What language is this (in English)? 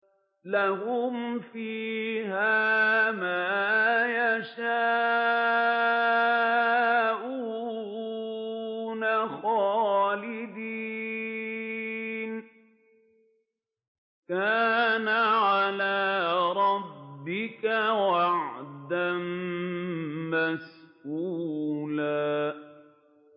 Arabic